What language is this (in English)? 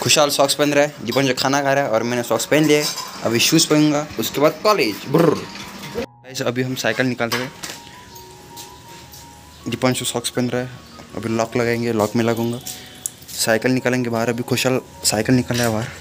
Hindi